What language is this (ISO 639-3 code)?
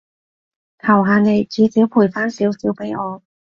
yue